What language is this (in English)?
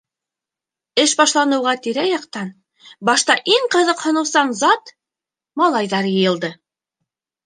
Bashkir